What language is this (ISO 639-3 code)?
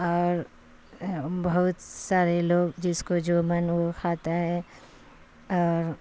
urd